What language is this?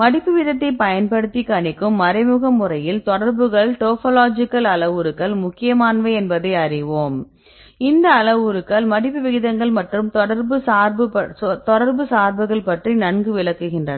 Tamil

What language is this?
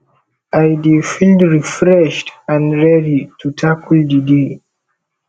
Nigerian Pidgin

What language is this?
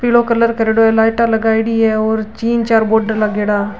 Marwari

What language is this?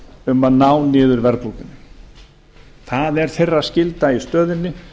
Icelandic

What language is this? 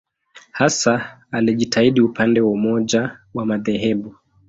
Swahili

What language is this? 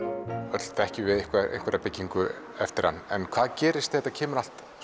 Icelandic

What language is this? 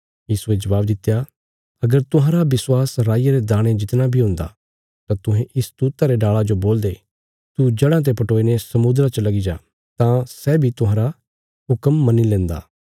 Bilaspuri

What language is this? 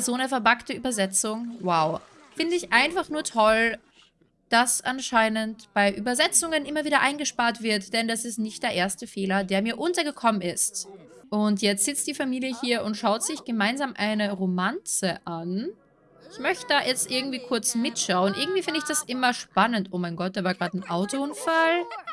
German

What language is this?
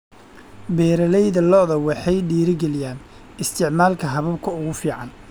Somali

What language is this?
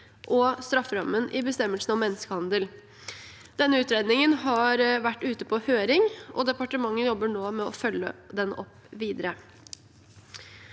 Norwegian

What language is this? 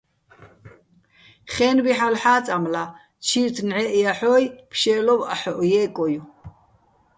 Bats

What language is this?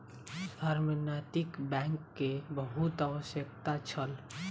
Maithili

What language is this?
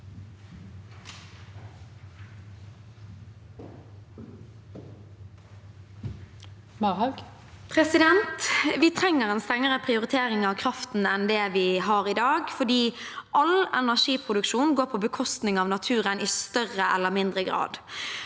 Norwegian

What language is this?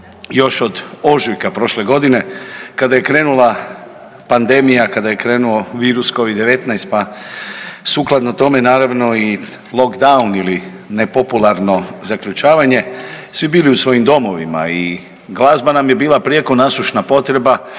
Croatian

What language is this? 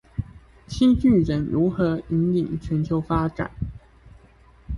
Chinese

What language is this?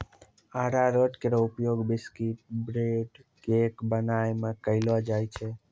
Maithili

